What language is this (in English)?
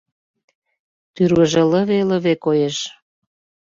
Mari